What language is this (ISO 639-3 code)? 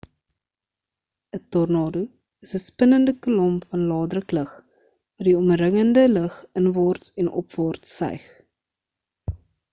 afr